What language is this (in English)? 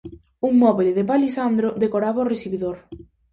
Galician